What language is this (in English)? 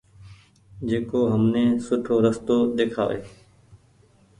Goaria